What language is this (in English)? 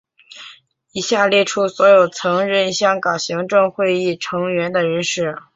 Chinese